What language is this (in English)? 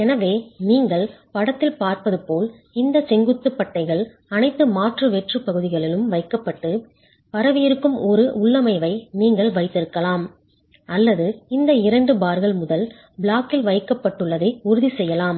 Tamil